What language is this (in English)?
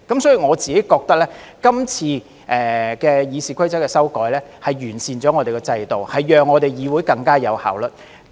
Cantonese